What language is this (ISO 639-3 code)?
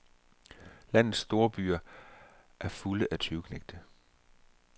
dan